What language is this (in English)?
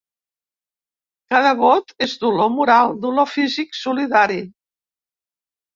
Catalan